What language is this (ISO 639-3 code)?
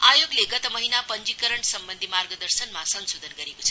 nep